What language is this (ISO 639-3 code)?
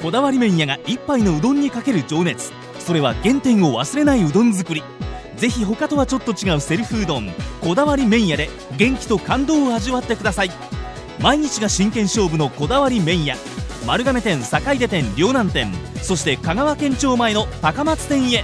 jpn